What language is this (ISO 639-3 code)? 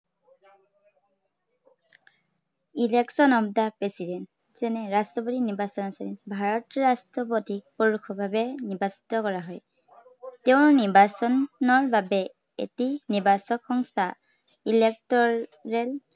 asm